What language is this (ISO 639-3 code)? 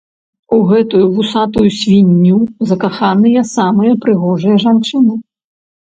bel